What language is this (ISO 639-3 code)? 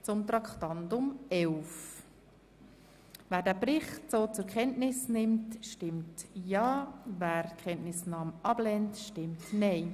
gsw